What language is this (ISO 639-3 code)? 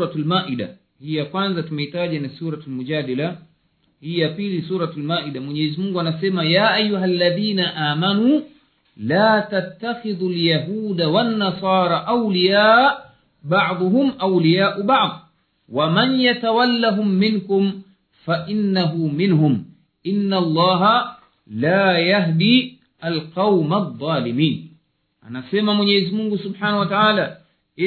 swa